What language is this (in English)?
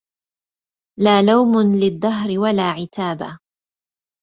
Arabic